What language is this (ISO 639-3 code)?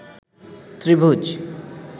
ben